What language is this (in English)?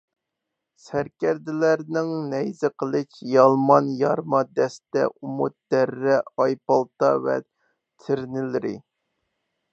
Uyghur